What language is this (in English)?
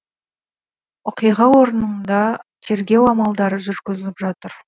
Kazakh